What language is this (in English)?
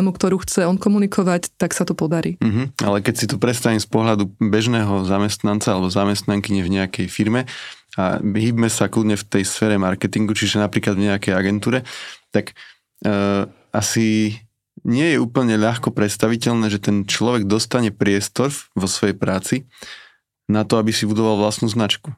Slovak